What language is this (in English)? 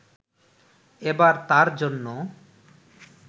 Bangla